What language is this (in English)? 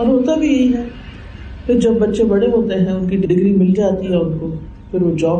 Urdu